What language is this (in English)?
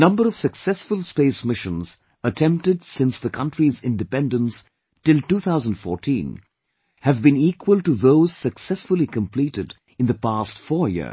English